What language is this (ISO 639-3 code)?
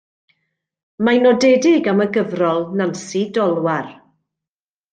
cym